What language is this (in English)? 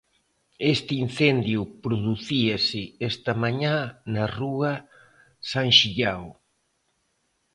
Galician